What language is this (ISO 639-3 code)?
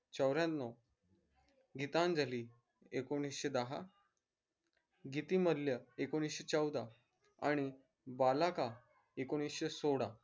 mar